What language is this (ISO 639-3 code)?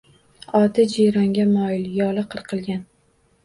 uzb